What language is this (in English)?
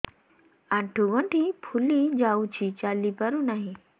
Odia